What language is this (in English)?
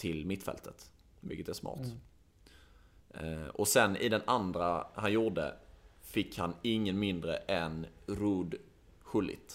Swedish